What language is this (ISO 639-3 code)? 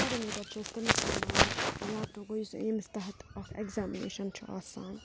kas